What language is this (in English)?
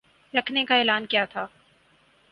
Urdu